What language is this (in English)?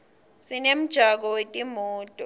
Swati